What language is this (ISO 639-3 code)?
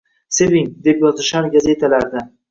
uzb